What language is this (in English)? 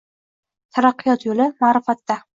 Uzbek